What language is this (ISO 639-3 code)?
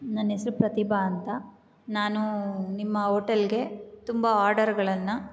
kan